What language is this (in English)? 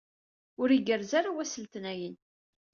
Kabyle